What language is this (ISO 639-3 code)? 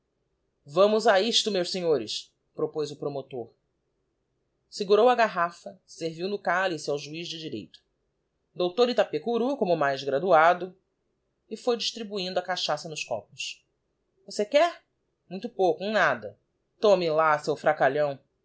por